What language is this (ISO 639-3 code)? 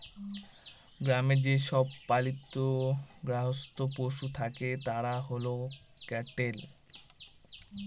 ben